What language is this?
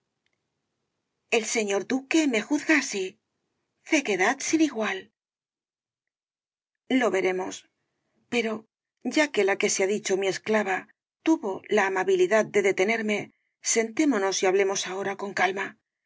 Spanish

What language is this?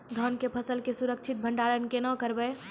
Maithili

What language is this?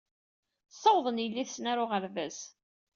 Kabyle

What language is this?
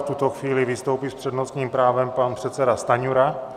Czech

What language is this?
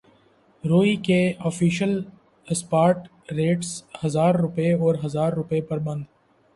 Urdu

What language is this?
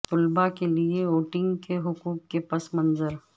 Urdu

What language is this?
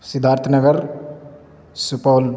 Urdu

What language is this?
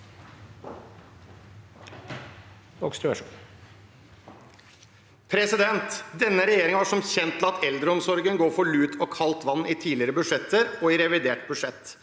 Norwegian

